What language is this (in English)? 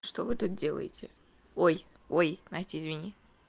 Russian